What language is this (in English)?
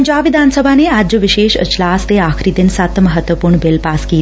Punjabi